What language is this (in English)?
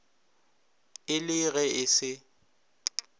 Northern Sotho